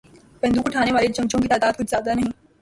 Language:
Urdu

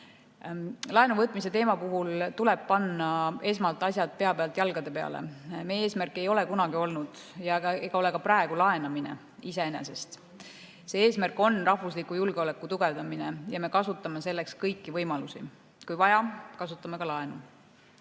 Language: Estonian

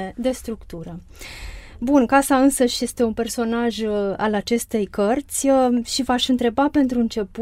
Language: Romanian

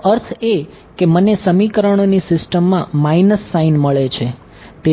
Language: Gujarati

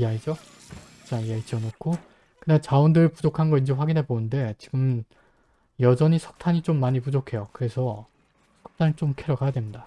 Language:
Korean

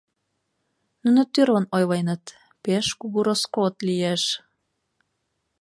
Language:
Mari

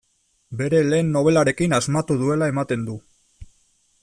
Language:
Basque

